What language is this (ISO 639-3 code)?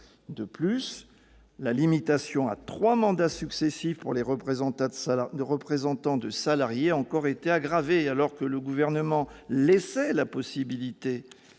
fra